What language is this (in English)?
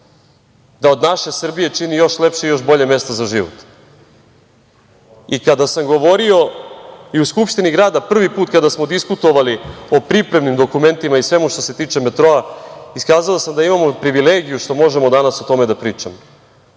Serbian